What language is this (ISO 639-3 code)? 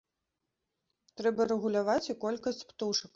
bel